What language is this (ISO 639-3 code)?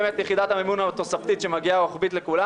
heb